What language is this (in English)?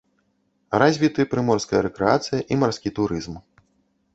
Belarusian